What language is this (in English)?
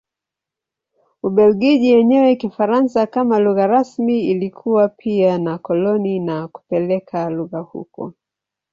Swahili